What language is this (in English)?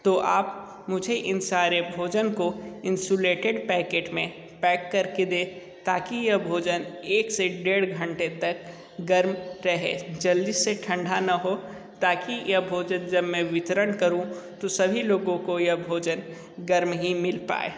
Hindi